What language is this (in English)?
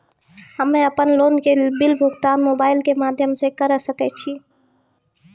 Maithili